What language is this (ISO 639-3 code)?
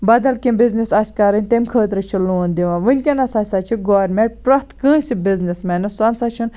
kas